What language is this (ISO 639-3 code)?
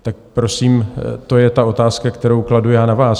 ces